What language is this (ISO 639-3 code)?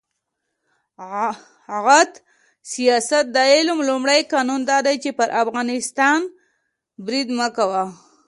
pus